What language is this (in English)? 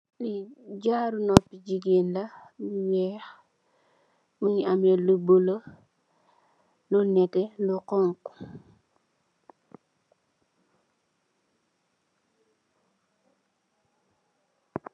Wolof